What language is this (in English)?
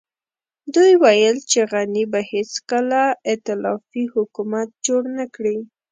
Pashto